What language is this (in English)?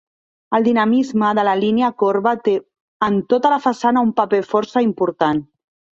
Catalan